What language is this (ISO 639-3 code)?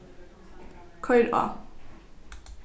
fao